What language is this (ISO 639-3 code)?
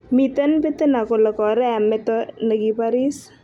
kln